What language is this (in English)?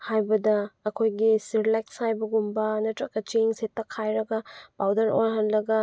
Manipuri